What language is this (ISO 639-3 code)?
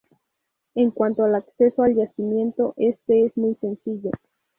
spa